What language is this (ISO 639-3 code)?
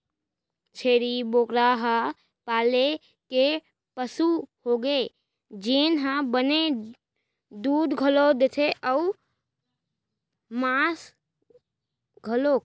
hne